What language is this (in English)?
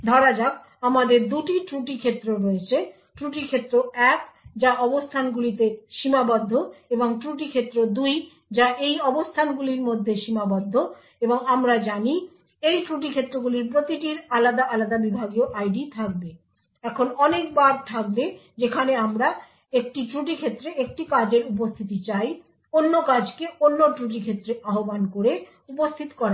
Bangla